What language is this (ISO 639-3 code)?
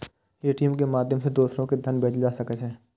mai